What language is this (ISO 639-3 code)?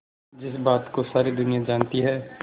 hin